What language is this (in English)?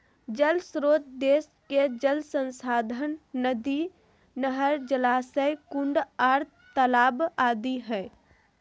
Magahi